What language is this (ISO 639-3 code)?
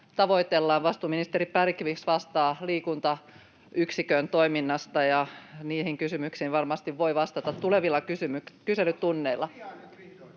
fin